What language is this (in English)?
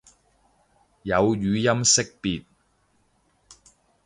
Cantonese